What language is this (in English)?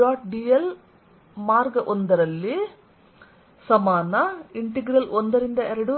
Kannada